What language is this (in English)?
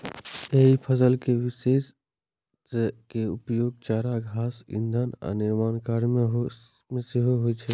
Maithili